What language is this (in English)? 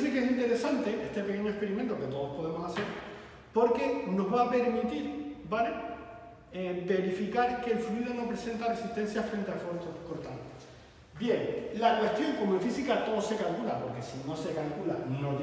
Spanish